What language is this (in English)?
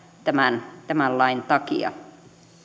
Finnish